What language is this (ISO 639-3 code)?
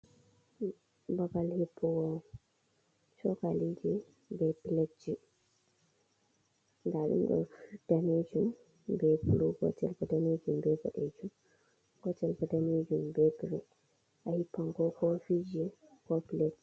ful